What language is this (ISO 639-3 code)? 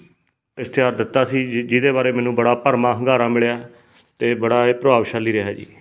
pan